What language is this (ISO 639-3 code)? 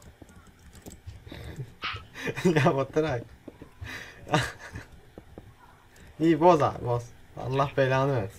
tur